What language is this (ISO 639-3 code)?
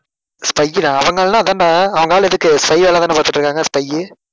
tam